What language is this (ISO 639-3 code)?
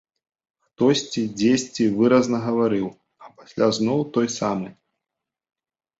bel